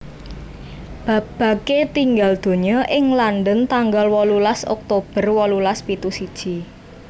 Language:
Javanese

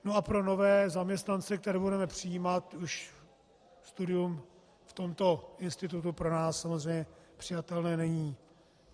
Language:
Czech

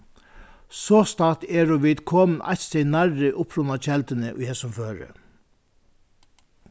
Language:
Faroese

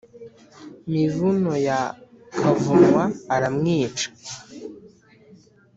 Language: Kinyarwanda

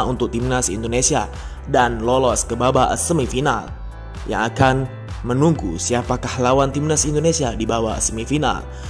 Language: Indonesian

